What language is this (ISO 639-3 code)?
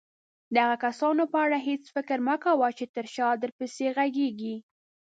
pus